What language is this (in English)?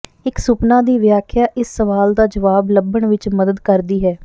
Punjabi